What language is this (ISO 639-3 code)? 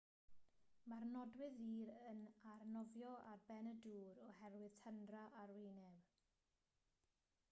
cym